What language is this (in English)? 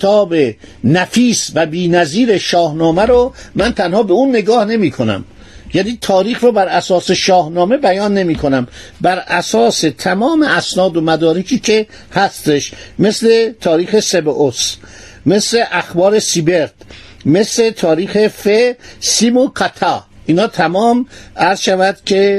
Persian